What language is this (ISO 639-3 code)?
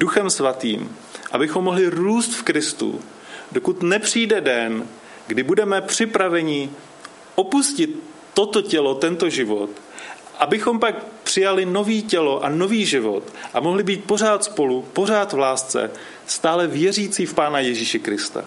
ces